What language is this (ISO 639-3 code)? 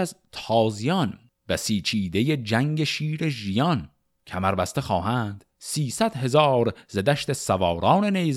fas